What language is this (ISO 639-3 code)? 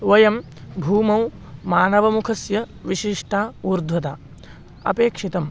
san